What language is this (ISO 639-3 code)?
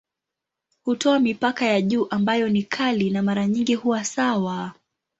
swa